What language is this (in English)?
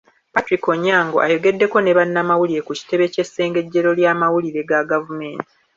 Ganda